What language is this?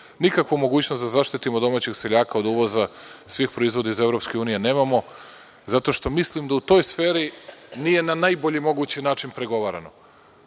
Serbian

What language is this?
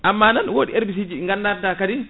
Fula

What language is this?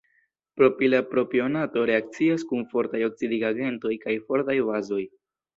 Esperanto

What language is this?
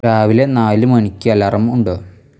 Malayalam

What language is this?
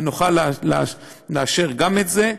Hebrew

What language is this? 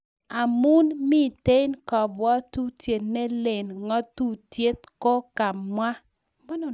Kalenjin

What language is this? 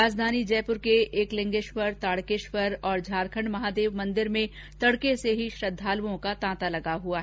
Hindi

